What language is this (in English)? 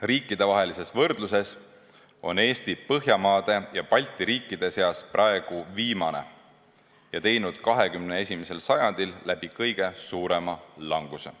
Estonian